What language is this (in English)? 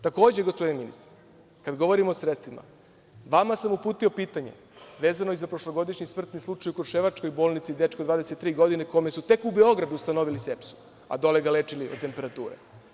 Serbian